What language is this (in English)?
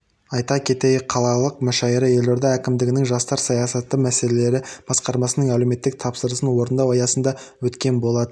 Kazakh